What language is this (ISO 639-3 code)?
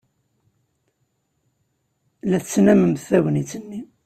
kab